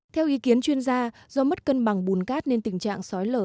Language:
Vietnamese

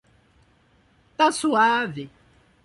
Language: Portuguese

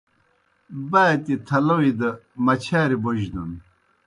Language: Kohistani Shina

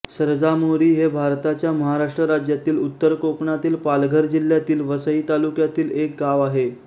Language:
Marathi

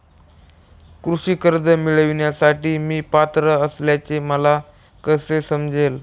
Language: Marathi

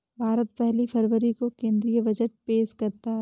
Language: Hindi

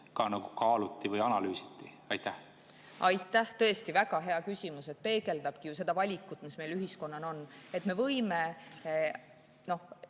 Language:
Estonian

